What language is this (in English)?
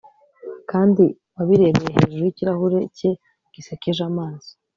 Kinyarwanda